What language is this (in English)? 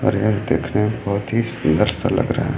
Hindi